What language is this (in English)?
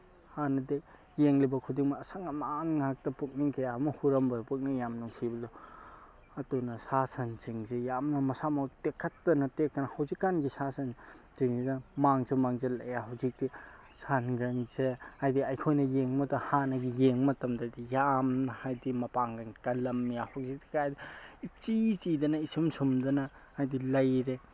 Manipuri